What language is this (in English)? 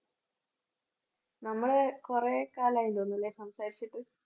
Malayalam